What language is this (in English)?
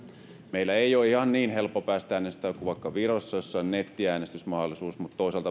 Finnish